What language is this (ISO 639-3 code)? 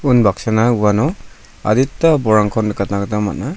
grt